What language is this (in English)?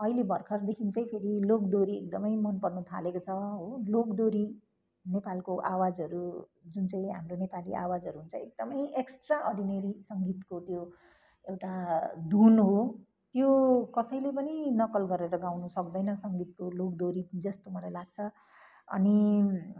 Nepali